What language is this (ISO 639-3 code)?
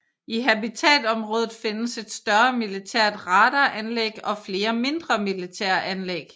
dan